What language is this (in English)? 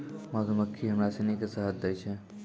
Maithili